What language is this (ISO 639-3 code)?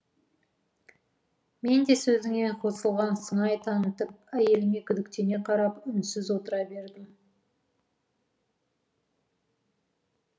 kaz